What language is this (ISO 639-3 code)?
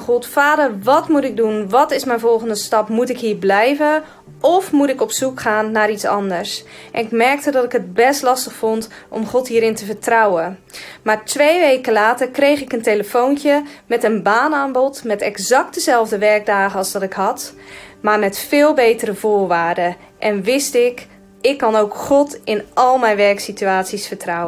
nld